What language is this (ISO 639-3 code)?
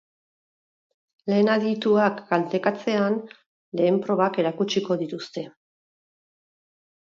eus